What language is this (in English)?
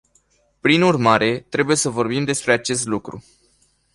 Romanian